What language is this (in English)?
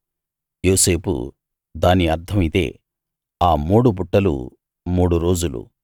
Telugu